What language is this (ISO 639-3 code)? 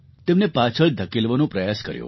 guj